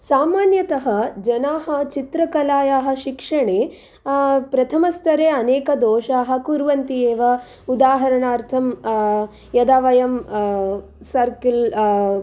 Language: Sanskrit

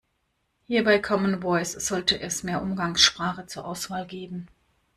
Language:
German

